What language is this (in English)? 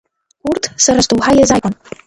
Abkhazian